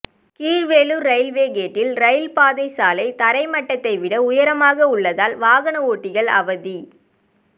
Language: Tamil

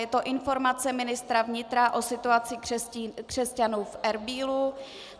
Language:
Czech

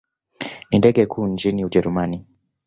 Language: Swahili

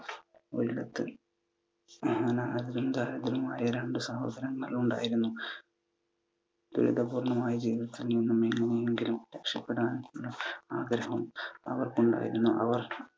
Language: Malayalam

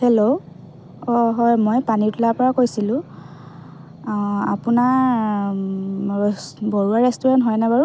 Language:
Assamese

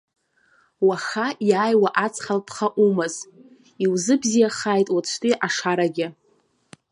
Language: Abkhazian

